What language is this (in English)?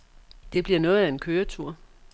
Danish